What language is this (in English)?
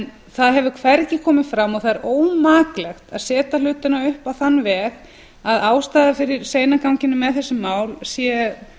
Icelandic